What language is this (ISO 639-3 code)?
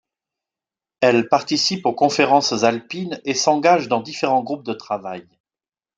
fra